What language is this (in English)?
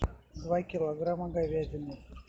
Russian